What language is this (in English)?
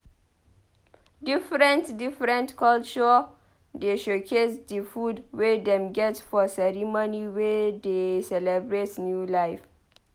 Nigerian Pidgin